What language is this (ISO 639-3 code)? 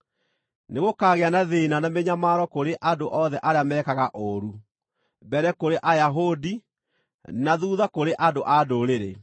kik